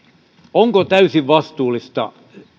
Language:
Finnish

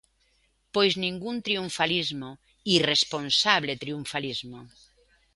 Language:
Galician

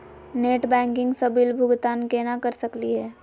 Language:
Magahi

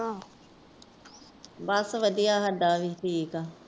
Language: Punjabi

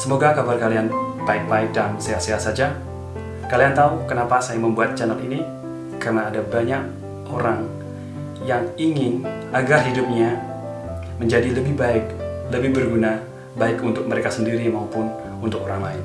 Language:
Indonesian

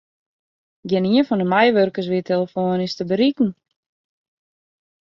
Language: Western Frisian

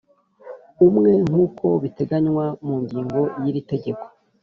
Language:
Kinyarwanda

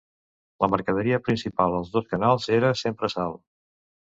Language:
Catalan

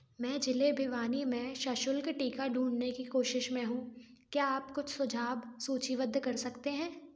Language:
Hindi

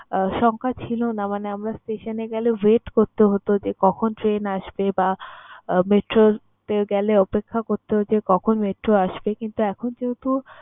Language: Bangla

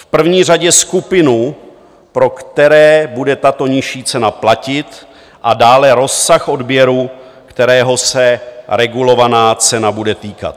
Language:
Czech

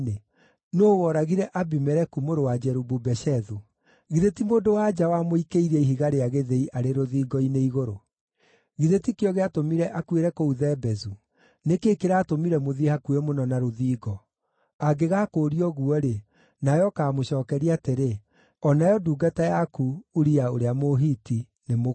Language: Kikuyu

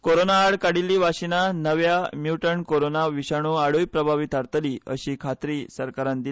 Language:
Konkani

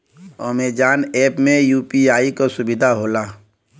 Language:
Bhojpuri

